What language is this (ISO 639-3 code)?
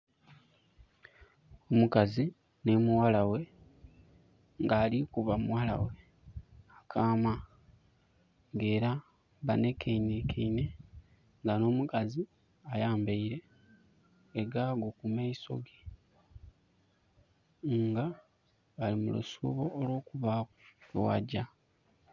xog